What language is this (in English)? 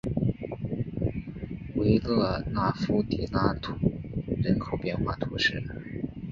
Chinese